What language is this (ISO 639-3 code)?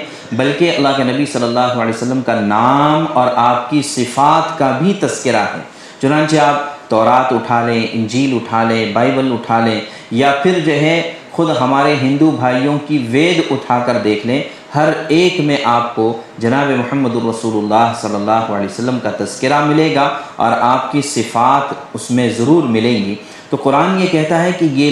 urd